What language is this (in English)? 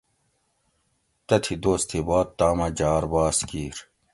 Gawri